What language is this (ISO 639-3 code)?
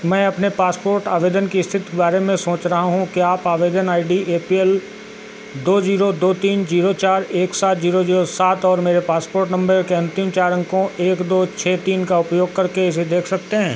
hin